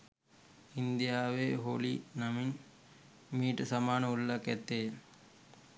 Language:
Sinhala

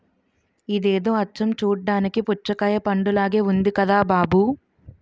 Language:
Telugu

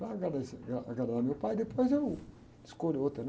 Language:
Portuguese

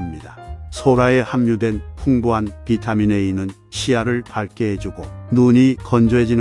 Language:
Korean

